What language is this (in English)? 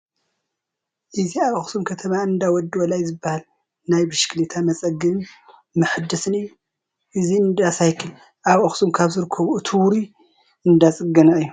Tigrinya